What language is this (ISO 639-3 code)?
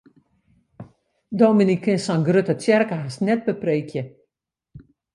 fry